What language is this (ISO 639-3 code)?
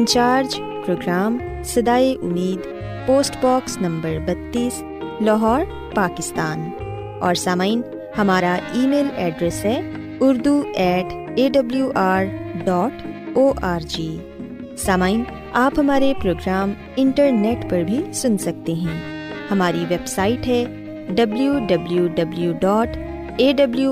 urd